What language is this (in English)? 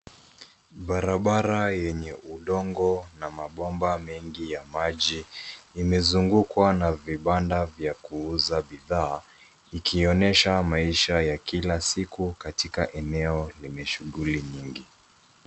Swahili